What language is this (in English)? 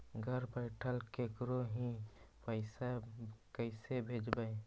Magahi